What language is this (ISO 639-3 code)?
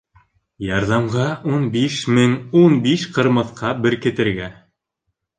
bak